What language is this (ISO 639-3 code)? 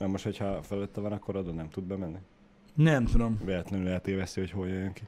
hun